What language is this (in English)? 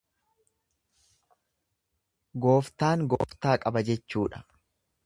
Oromo